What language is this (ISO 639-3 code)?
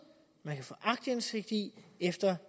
dan